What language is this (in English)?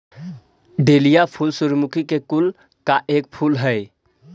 Magahi